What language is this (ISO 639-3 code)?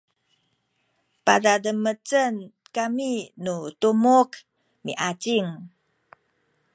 szy